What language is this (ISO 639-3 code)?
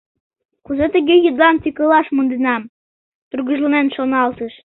chm